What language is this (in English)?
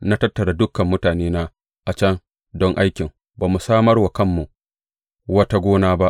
Hausa